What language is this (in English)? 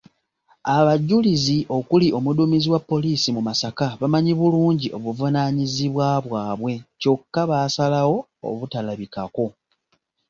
Ganda